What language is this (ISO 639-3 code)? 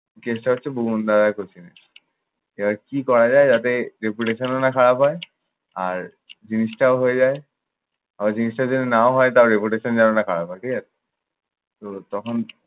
ben